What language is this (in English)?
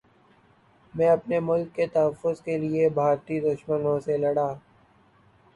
Urdu